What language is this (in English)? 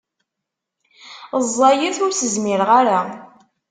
Kabyle